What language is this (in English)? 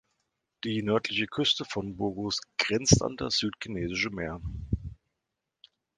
German